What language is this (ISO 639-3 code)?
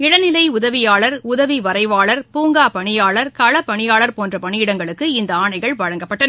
tam